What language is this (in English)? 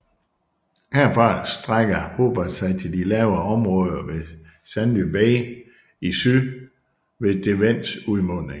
Danish